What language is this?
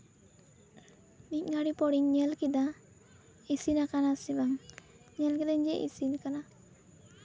Santali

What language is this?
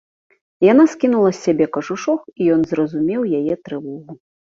Belarusian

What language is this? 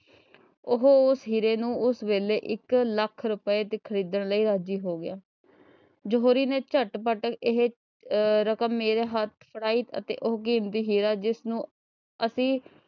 Punjabi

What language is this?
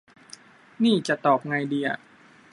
Thai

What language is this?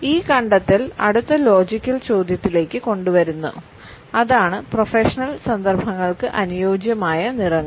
Malayalam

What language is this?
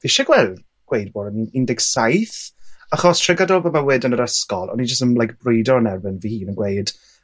Welsh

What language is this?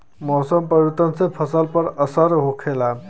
Bhojpuri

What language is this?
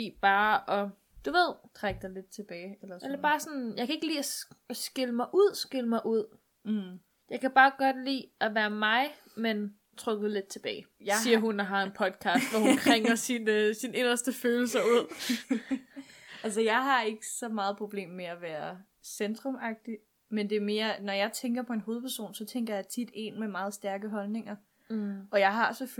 Danish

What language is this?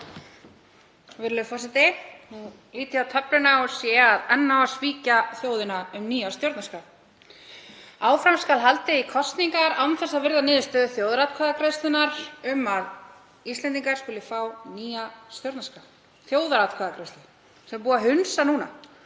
Icelandic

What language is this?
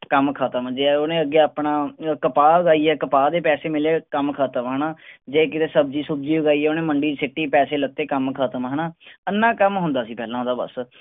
Punjabi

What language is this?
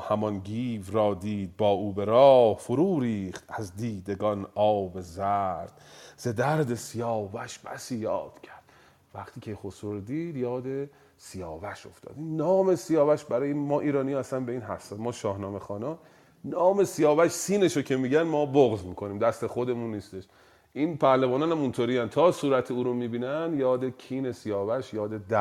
Persian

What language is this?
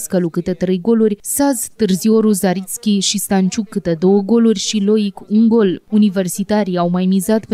Romanian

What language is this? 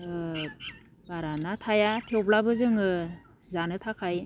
Bodo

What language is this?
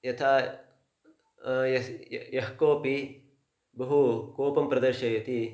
Sanskrit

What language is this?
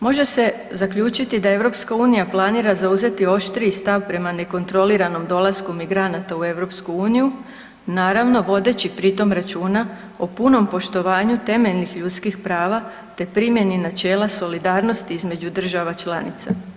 Croatian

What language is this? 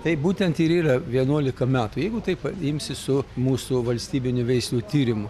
Lithuanian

